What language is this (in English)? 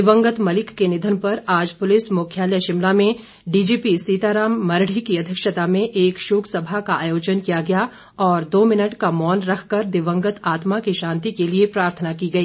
Hindi